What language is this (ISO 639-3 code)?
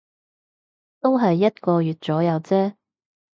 yue